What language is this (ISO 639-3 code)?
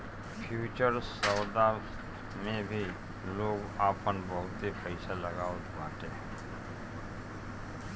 bho